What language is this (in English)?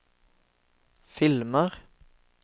Norwegian